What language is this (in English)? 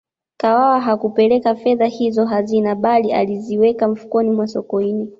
Swahili